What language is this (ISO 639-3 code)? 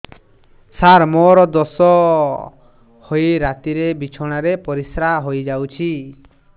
ori